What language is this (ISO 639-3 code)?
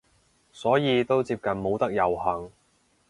yue